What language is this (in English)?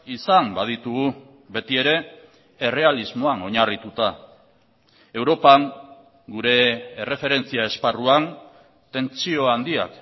Basque